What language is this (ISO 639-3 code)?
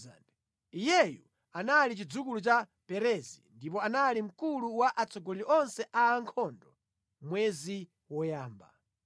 nya